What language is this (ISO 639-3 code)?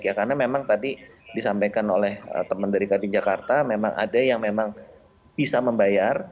ind